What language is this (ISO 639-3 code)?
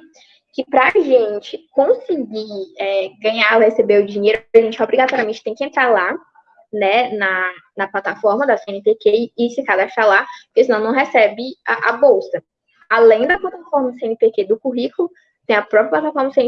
por